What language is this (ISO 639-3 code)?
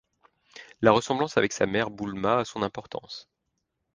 fra